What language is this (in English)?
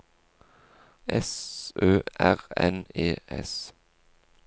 Norwegian